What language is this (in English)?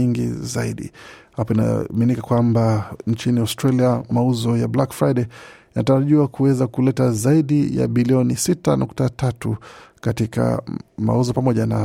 Swahili